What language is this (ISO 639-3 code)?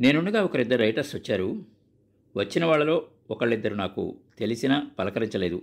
tel